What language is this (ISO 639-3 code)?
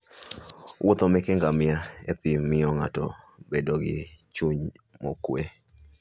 luo